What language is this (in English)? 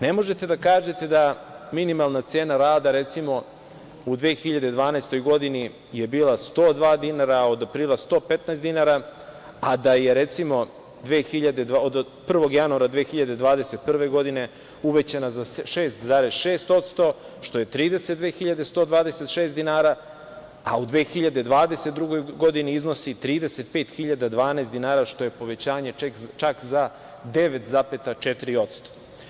Serbian